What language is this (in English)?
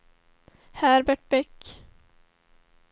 Swedish